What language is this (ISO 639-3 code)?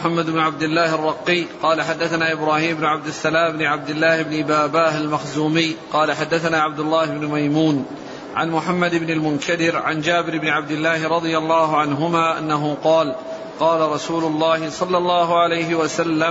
ara